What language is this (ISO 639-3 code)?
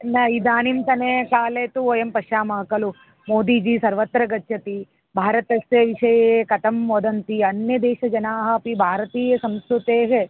san